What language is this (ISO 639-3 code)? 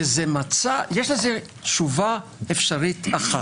heb